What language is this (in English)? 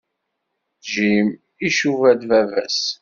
Kabyle